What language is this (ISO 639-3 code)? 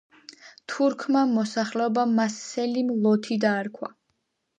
kat